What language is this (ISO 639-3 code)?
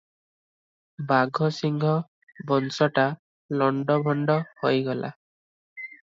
ori